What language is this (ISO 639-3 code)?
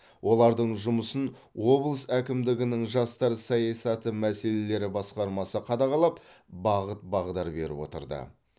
kaz